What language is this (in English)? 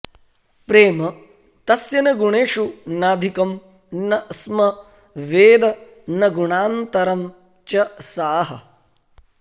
Sanskrit